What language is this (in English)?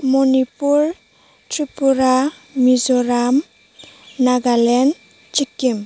Bodo